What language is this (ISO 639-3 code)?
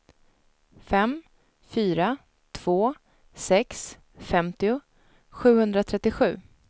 swe